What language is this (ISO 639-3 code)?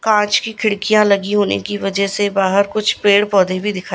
hin